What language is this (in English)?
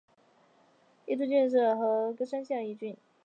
Chinese